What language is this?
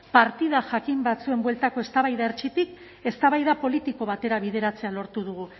Basque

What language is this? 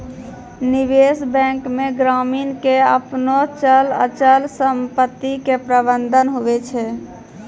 Maithili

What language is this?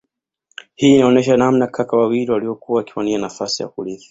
Swahili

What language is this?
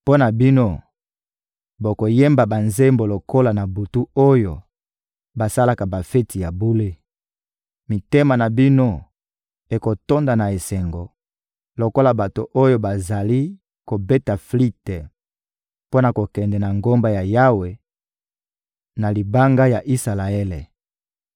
Lingala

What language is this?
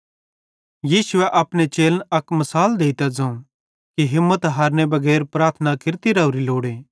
Bhadrawahi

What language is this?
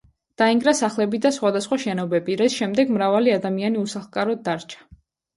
Georgian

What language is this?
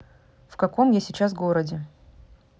Russian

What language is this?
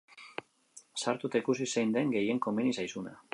Basque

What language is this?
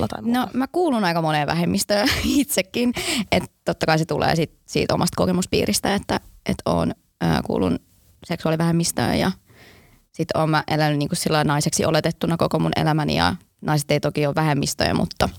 Finnish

